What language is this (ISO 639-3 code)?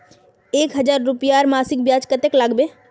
mag